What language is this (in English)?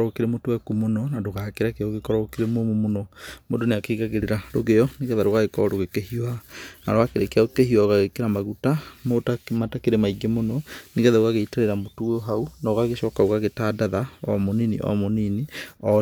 Kikuyu